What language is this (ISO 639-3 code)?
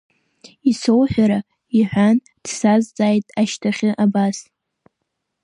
abk